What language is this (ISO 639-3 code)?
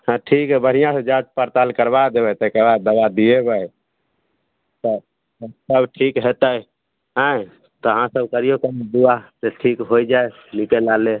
mai